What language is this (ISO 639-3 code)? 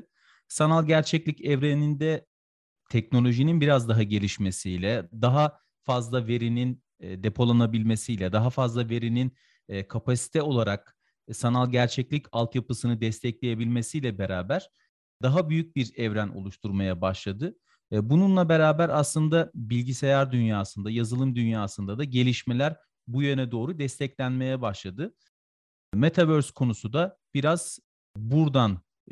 tur